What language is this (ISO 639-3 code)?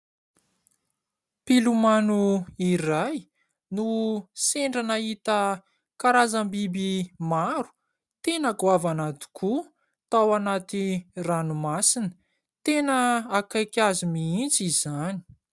mlg